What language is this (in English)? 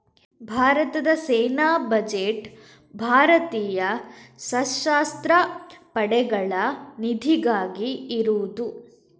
Kannada